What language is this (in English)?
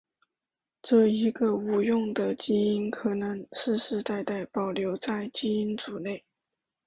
Chinese